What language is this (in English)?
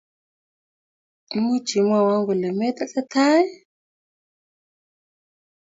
Kalenjin